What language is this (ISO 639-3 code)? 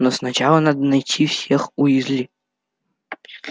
rus